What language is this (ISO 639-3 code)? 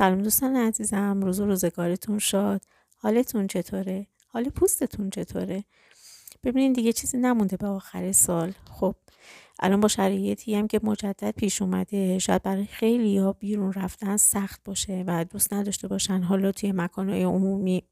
fas